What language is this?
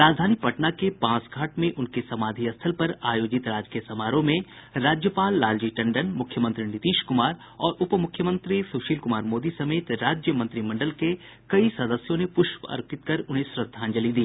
Hindi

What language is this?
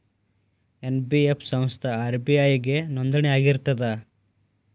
Kannada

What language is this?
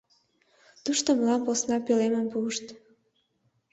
Mari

